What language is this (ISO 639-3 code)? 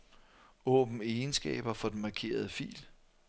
dan